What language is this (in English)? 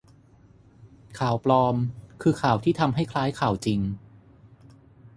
Thai